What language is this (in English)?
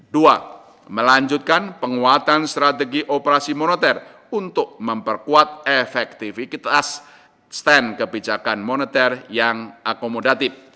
Indonesian